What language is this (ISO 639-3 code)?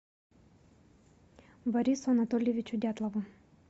rus